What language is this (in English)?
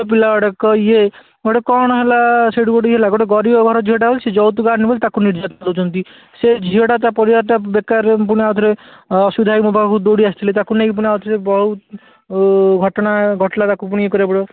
Odia